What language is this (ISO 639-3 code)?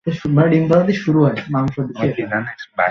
ben